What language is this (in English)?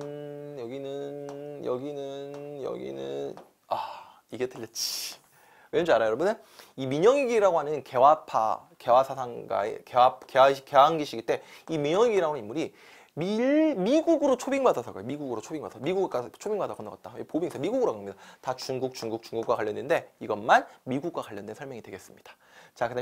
Korean